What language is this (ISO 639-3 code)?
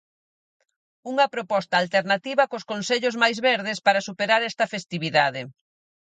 glg